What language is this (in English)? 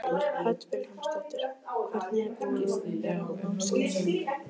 Icelandic